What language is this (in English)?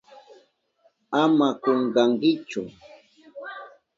Southern Pastaza Quechua